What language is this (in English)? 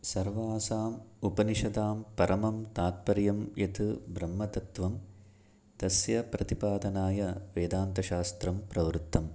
Sanskrit